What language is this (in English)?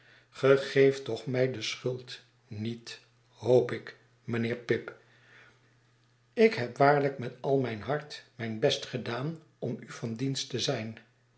Dutch